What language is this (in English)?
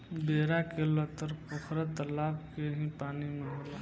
Bhojpuri